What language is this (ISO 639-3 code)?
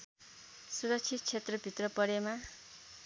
nep